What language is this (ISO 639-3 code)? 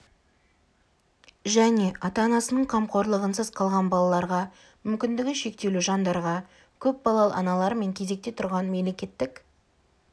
kaz